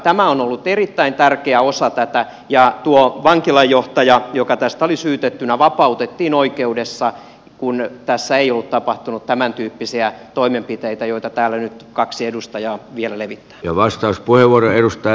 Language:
Finnish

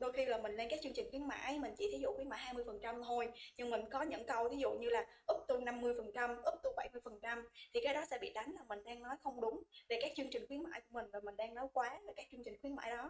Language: Vietnamese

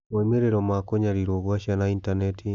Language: Kikuyu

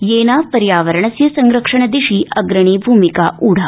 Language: Sanskrit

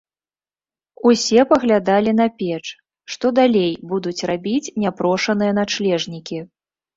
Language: Belarusian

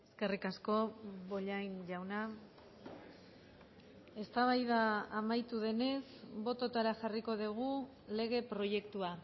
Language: Basque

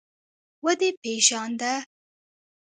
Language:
Pashto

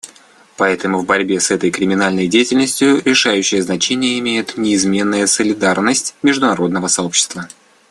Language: Russian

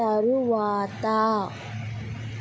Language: Telugu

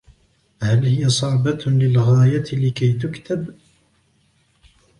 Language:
Arabic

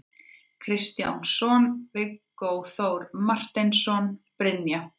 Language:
Icelandic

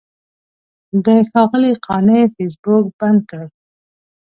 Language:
Pashto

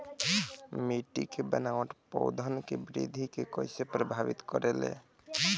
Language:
Bhojpuri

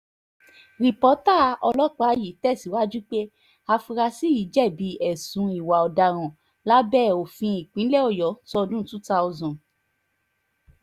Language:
Yoruba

